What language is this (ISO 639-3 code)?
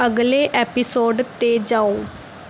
pan